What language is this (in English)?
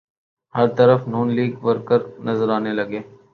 Urdu